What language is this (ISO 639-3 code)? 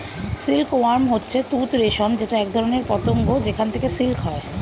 ben